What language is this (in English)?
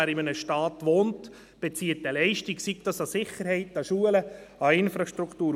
Swiss German